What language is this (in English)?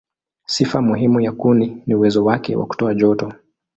Swahili